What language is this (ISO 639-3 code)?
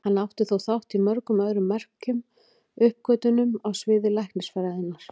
isl